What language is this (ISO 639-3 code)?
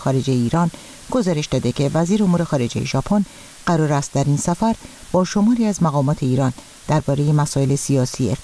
fas